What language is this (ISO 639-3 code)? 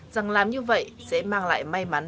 vie